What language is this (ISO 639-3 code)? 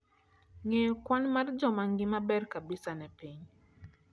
luo